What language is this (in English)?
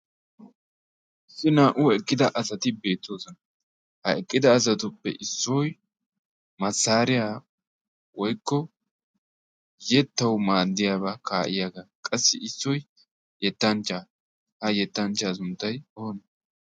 Wolaytta